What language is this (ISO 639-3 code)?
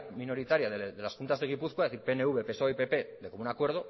spa